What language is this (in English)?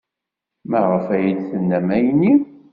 Kabyle